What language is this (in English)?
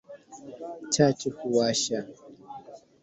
Swahili